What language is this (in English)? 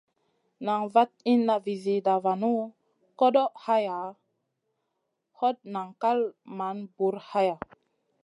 Masana